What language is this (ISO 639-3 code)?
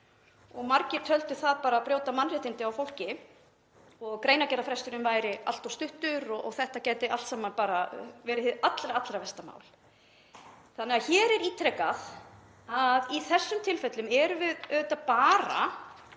isl